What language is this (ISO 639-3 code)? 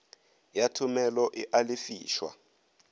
nso